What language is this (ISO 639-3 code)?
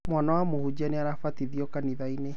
kik